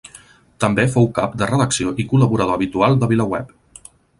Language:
Catalan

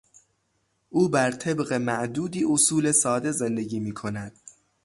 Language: Persian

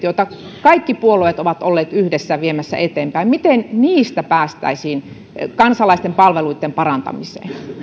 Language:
Finnish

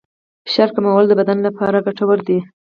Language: Pashto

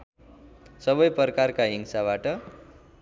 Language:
Nepali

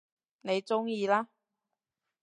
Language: Cantonese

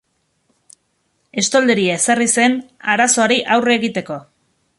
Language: Basque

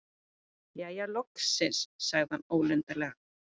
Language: Icelandic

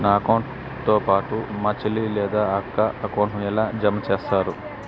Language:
Telugu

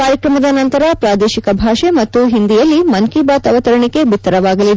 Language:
Kannada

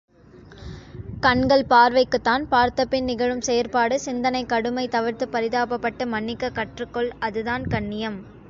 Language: Tamil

